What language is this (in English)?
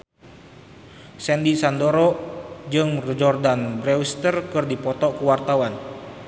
Sundanese